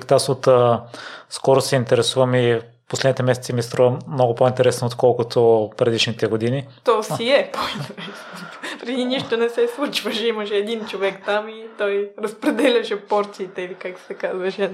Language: Bulgarian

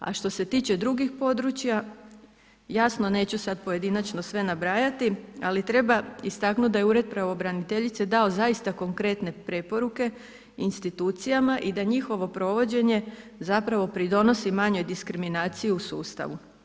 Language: Croatian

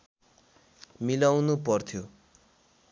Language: Nepali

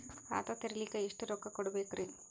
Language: Kannada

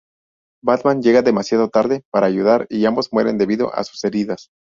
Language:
Spanish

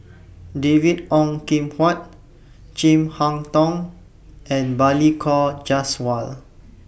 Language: English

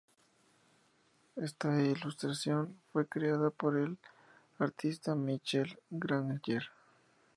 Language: Spanish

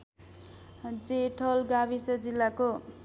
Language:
Nepali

